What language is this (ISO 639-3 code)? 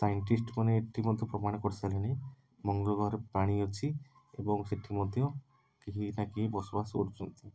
ori